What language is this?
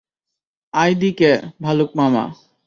Bangla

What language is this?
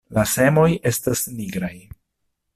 Esperanto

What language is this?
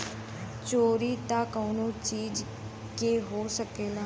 Bhojpuri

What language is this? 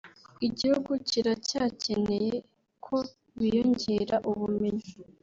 Kinyarwanda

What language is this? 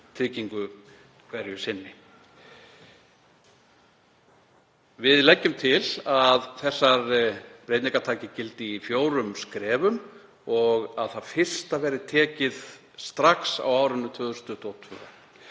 Icelandic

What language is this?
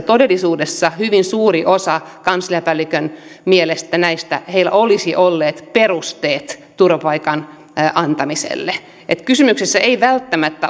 Finnish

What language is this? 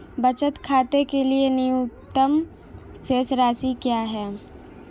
Hindi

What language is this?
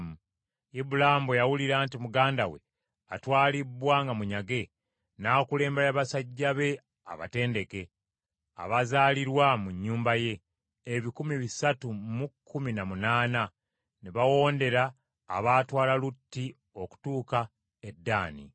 Ganda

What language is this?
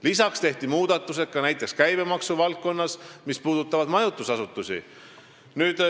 Estonian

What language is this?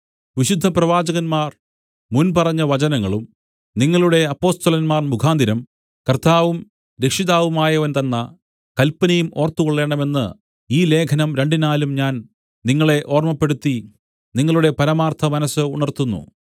Malayalam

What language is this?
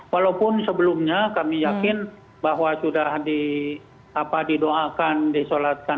Indonesian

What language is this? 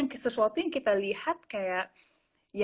Indonesian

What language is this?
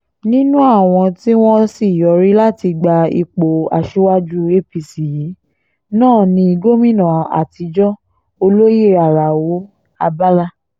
Yoruba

